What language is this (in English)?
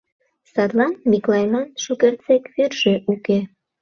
Mari